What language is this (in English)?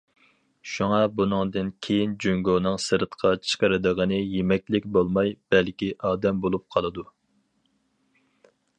Uyghur